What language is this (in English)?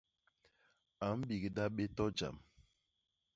Basaa